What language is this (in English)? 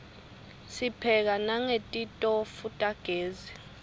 Swati